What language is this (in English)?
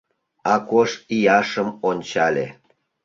Mari